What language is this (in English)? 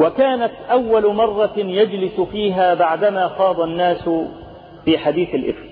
Arabic